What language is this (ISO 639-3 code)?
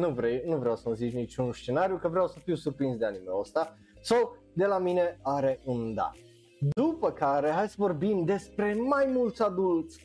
ron